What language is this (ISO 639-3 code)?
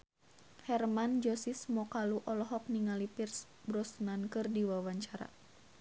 sun